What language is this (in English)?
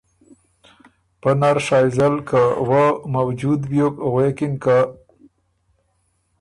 Ormuri